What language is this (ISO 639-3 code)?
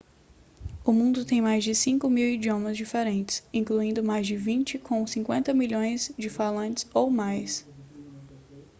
por